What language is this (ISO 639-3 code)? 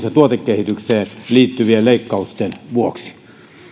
fin